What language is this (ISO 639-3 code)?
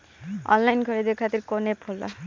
bho